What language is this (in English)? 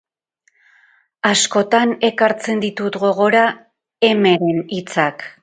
Basque